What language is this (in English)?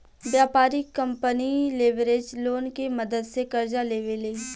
Bhojpuri